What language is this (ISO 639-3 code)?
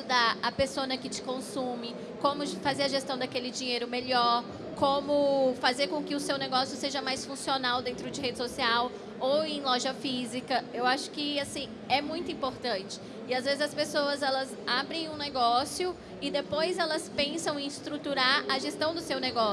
por